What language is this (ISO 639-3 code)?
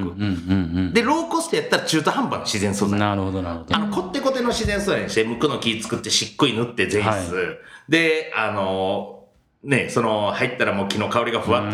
jpn